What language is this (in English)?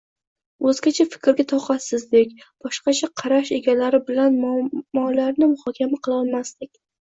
Uzbek